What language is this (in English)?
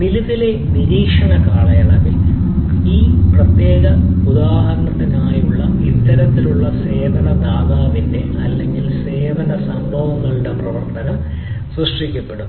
Malayalam